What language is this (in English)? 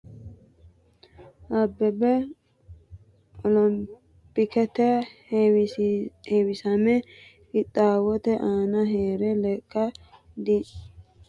Sidamo